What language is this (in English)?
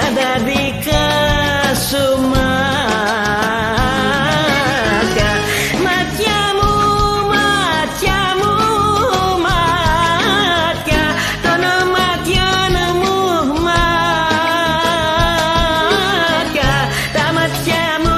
Greek